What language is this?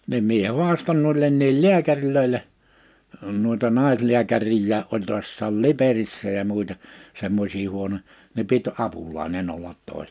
Finnish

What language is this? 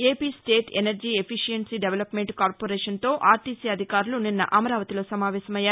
Telugu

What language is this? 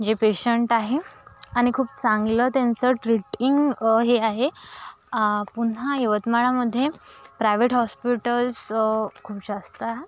Marathi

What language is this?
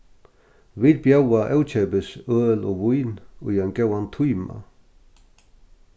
Faroese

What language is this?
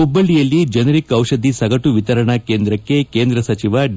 Kannada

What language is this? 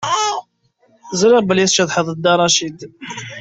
Kabyle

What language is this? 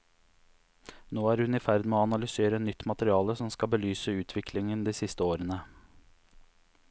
Norwegian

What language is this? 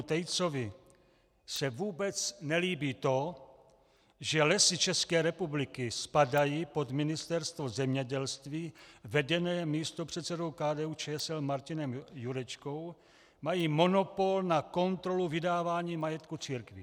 Czech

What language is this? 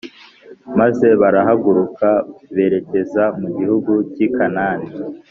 Kinyarwanda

